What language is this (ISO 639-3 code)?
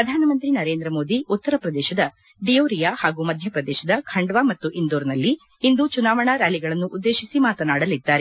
kan